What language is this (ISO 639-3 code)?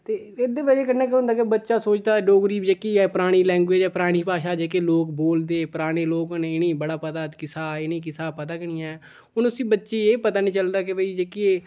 doi